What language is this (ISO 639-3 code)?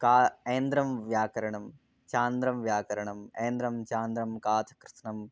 san